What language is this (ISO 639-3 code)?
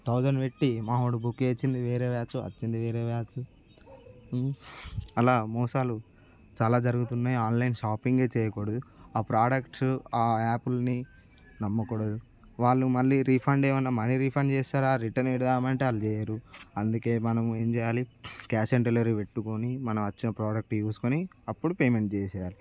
tel